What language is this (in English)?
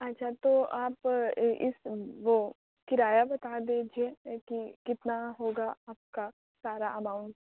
Urdu